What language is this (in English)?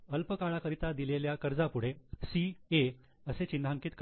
Marathi